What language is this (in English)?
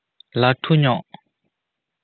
Santali